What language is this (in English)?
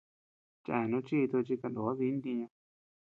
Tepeuxila Cuicatec